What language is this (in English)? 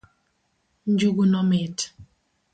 Luo (Kenya and Tanzania)